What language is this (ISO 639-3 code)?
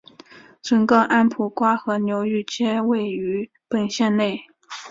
zho